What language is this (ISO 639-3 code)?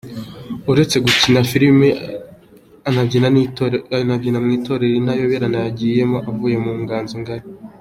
kin